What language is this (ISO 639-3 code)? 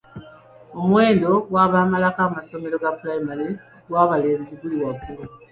lug